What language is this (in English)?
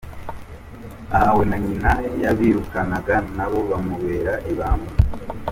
Kinyarwanda